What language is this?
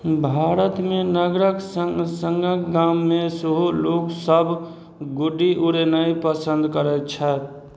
Maithili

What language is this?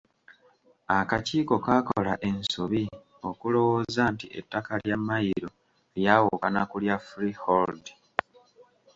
Ganda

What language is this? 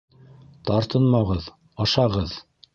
Bashkir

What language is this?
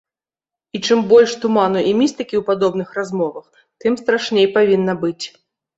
Belarusian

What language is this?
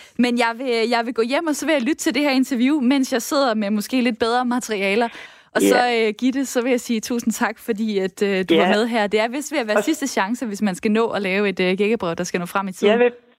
Danish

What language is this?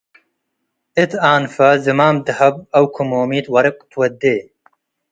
Tigre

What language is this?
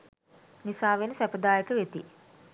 Sinhala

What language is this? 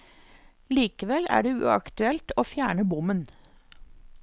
Norwegian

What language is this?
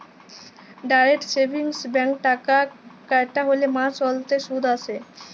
Bangla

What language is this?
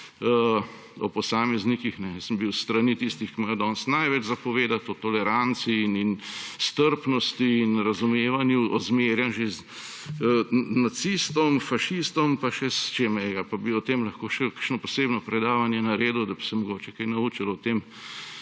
Slovenian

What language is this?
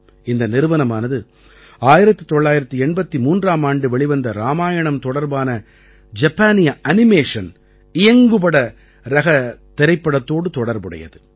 Tamil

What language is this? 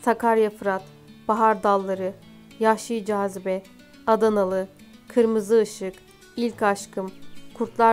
Turkish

